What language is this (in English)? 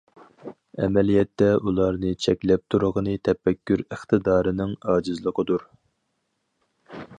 Uyghur